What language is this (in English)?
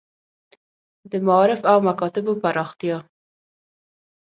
Pashto